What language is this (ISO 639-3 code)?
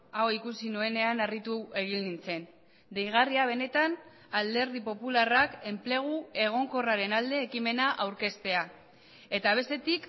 eus